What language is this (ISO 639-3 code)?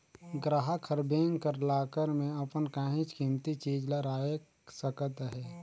hne